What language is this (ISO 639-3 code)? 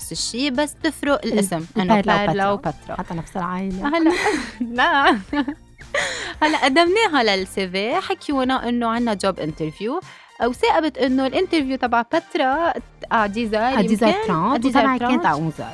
ara